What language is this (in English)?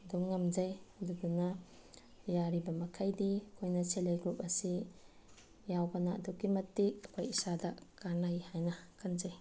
Manipuri